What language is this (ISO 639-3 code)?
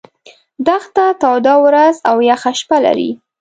pus